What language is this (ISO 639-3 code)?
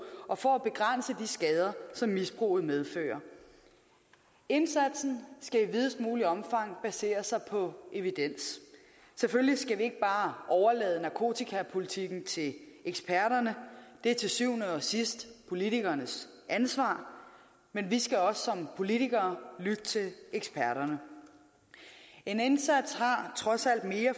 dan